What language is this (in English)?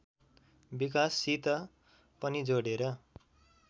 Nepali